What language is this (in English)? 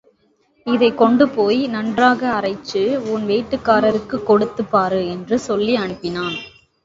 Tamil